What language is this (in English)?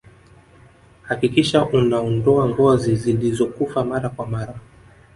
Swahili